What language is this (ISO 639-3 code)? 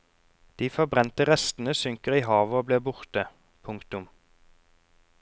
nor